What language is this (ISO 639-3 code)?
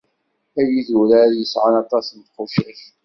kab